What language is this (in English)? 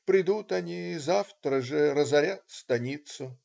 Russian